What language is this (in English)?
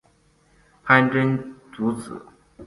Chinese